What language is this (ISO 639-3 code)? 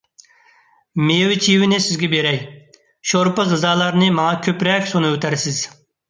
uig